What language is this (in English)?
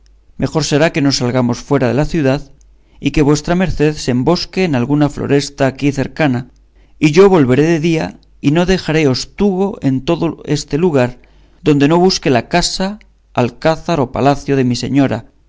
Spanish